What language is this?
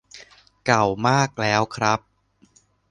Thai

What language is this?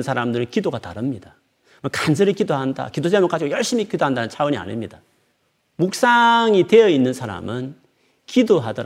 Korean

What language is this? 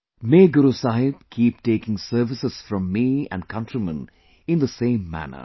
English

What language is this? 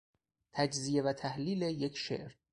Persian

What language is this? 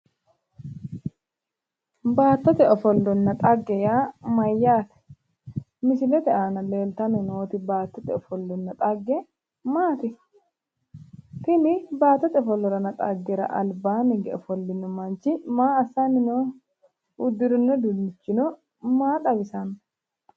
Sidamo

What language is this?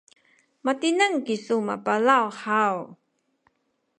Sakizaya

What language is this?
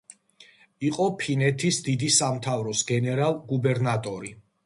Georgian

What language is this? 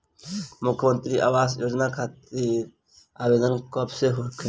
Bhojpuri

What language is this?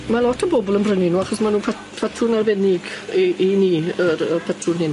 Welsh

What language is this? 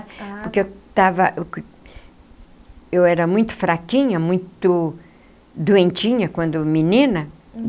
Portuguese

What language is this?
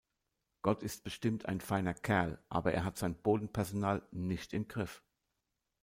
German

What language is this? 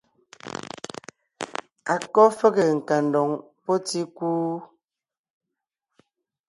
Ngiemboon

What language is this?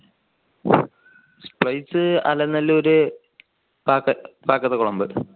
Malayalam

